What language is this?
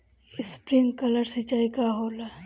Bhojpuri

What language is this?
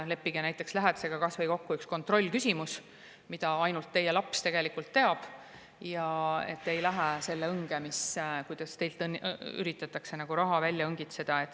Estonian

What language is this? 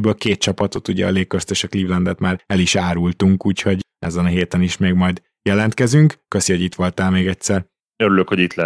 Hungarian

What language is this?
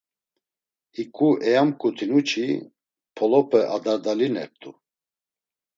Laz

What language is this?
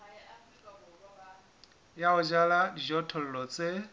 Southern Sotho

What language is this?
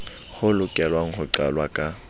Southern Sotho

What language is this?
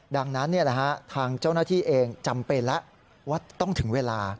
Thai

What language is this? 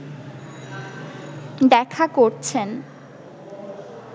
Bangla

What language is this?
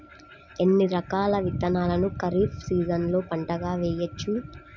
Telugu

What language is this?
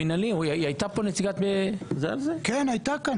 Hebrew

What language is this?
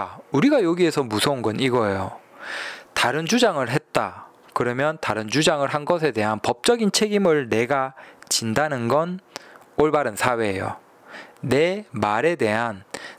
Korean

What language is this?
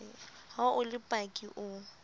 Southern Sotho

